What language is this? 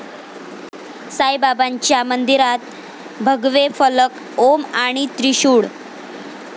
Marathi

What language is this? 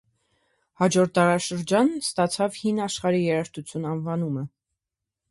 Armenian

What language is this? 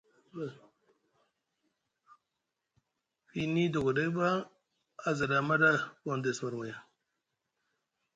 Musgu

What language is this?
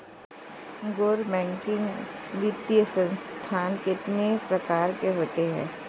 Hindi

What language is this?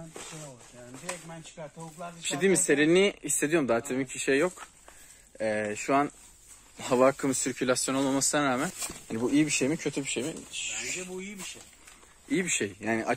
Turkish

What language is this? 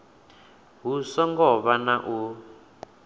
Venda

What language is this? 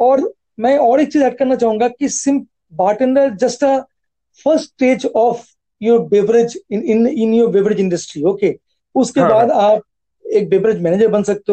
Hindi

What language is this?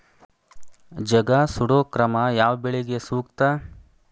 Kannada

